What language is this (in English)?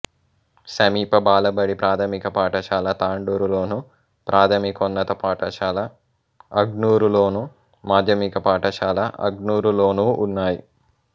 Telugu